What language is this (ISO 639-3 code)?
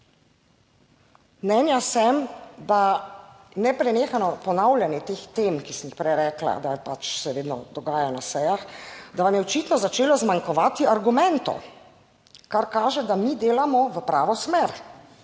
slv